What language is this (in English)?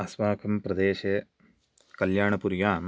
Sanskrit